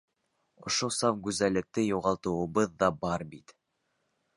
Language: Bashkir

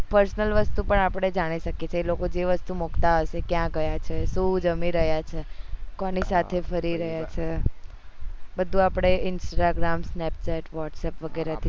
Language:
Gujarati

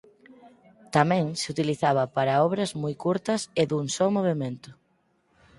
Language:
Galician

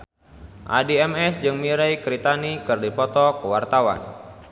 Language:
Sundanese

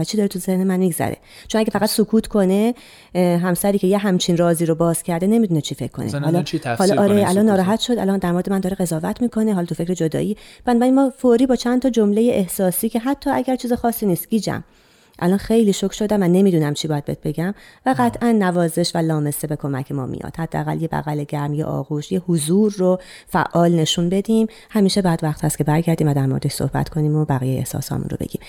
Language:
Persian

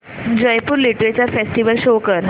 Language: Marathi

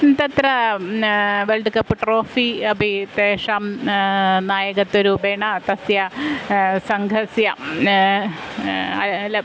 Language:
Sanskrit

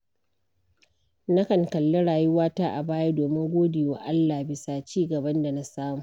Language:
Hausa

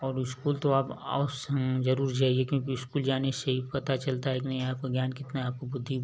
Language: Hindi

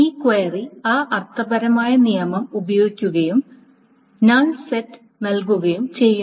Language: Malayalam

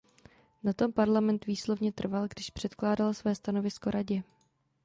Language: Czech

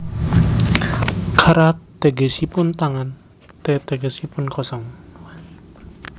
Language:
Javanese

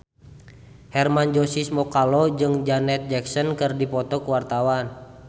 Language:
Sundanese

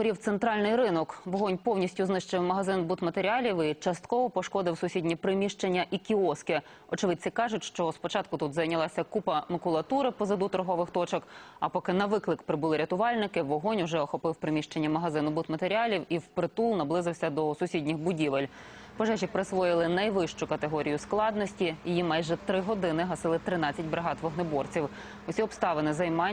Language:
Ukrainian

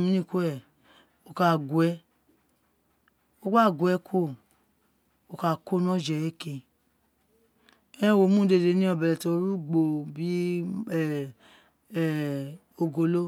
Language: Isekiri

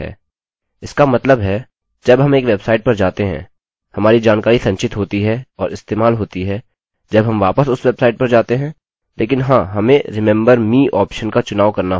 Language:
Hindi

